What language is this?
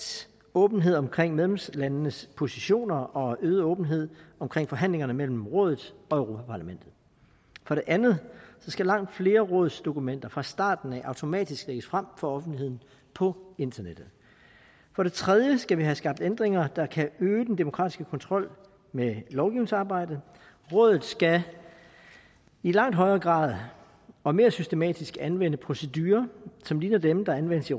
Danish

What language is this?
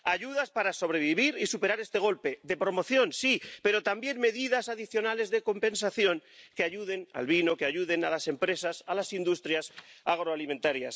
Spanish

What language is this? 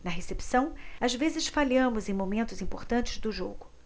Portuguese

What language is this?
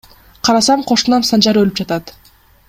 Kyrgyz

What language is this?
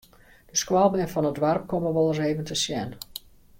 Western Frisian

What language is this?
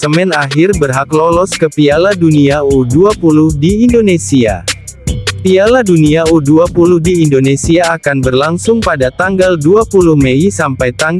Indonesian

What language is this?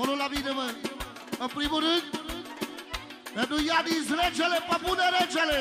Romanian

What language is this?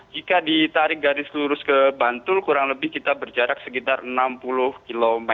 Indonesian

